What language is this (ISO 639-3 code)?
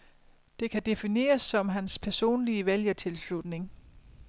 dan